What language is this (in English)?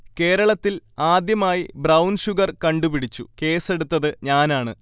Malayalam